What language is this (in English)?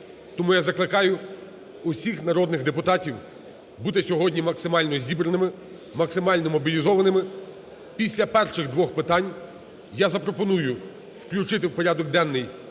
Ukrainian